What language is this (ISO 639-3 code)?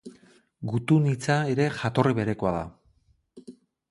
eus